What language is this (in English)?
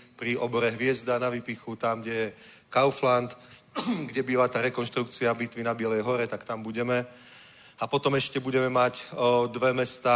Czech